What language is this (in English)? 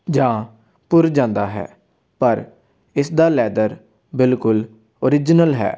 Punjabi